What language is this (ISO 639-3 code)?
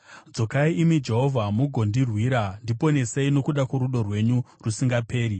sna